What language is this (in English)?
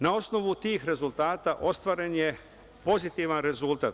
Serbian